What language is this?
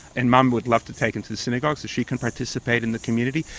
English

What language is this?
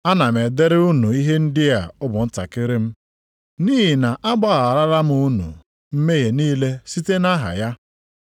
Igbo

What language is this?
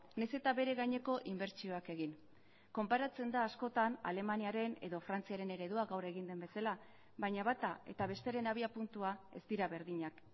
Basque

